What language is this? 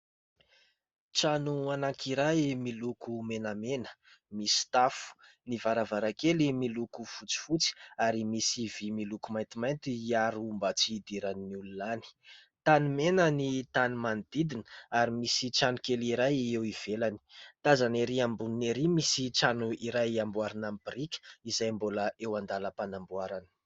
Malagasy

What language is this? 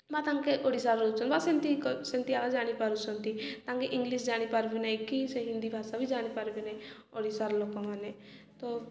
Odia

